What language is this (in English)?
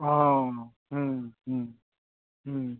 Bodo